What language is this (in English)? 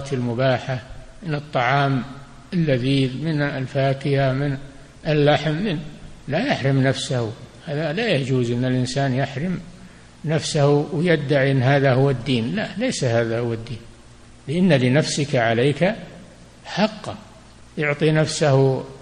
Arabic